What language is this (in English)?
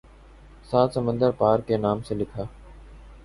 Urdu